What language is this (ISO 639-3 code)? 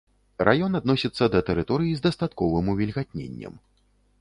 bel